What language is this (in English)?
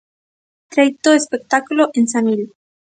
Galician